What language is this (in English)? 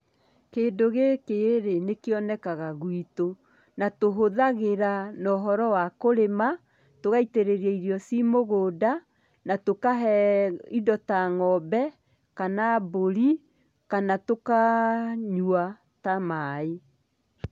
Kikuyu